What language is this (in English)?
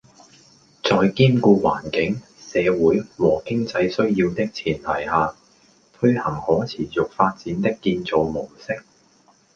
Cantonese